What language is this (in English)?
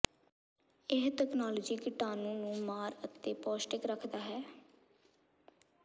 Punjabi